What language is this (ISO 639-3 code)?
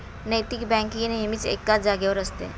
mar